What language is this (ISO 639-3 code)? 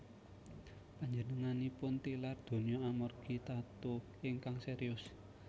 jav